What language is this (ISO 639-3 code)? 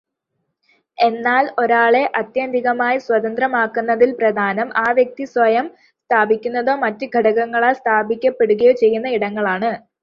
mal